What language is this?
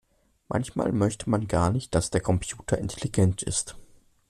German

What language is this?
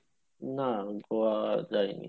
Bangla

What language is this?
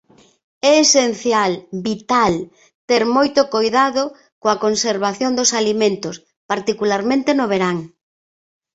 Galician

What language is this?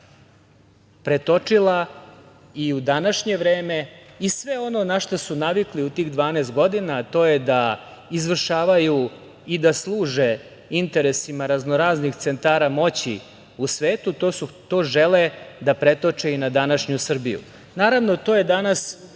Serbian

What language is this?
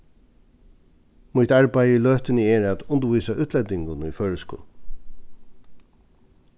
Faroese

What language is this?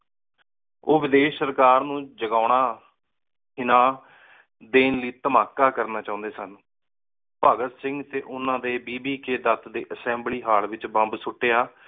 Punjabi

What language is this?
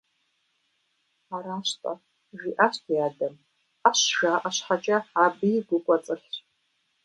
Kabardian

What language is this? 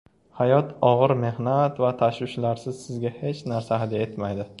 Uzbek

